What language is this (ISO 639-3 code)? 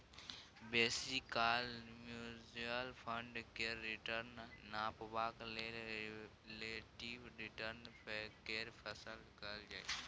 mai